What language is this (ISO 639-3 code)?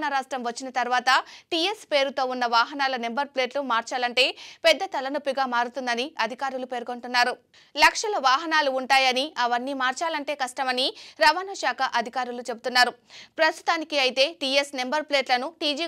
tel